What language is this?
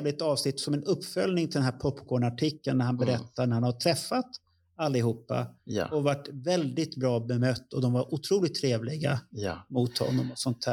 Swedish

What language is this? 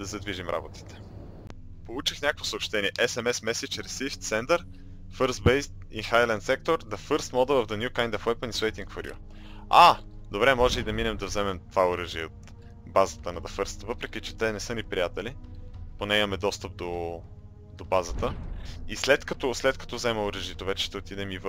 Bulgarian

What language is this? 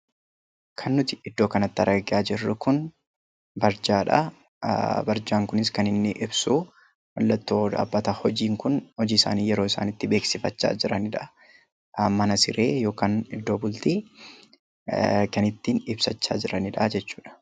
Oromo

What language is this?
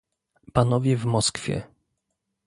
Polish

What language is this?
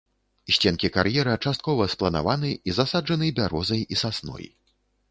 Belarusian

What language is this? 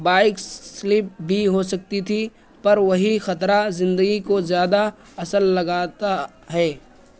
Urdu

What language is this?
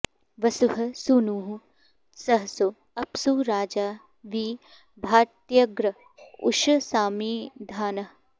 Sanskrit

